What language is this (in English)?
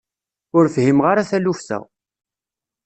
Kabyle